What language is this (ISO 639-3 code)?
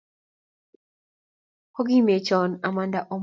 kln